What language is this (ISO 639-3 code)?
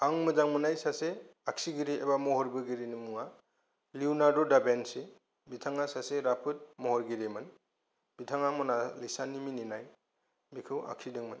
brx